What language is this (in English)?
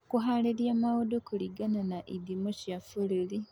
Kikuyu